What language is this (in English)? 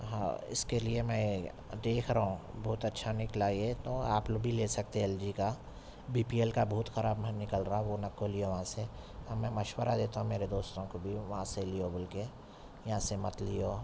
Urdu